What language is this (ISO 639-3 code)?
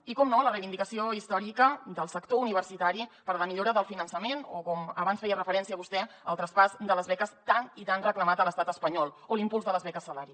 cat